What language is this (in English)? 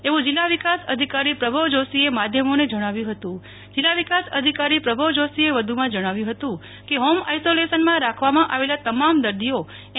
Gujarati